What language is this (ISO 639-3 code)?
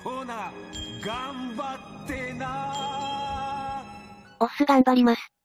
jpn